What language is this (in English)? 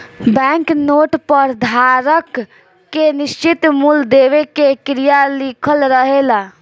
Bhojpuri